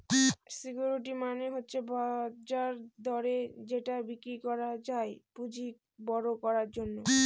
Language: Bangla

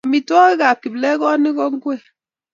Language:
Kalenjin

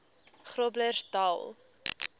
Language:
Afrikaans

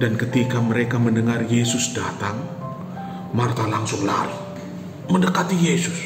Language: Indonesian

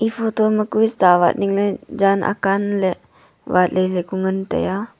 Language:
Wancho Naga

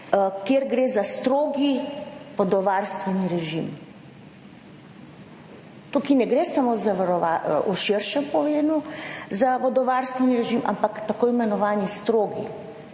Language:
Slovenian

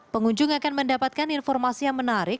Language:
Indonesian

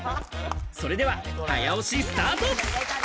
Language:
Japanese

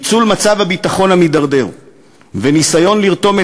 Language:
Hebrew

